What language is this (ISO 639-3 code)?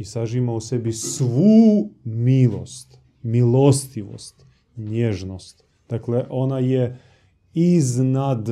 hrv